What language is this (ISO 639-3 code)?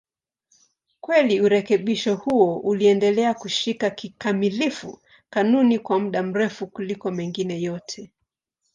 swa